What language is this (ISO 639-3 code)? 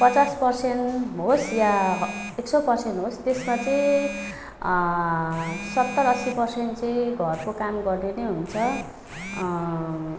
nep